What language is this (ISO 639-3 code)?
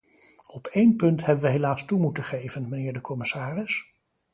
nld